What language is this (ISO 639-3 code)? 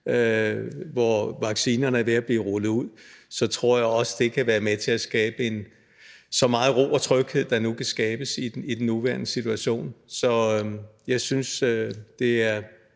dan